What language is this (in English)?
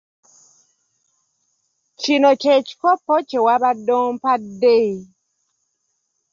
Ganda